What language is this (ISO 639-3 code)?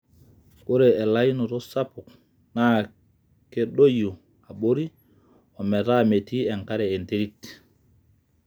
mas